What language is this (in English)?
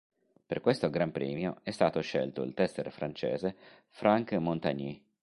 Italian